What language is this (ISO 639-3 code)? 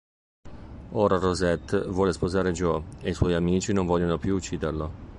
ita